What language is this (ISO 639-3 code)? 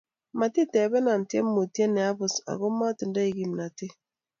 kln